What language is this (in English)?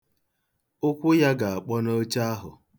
Igbo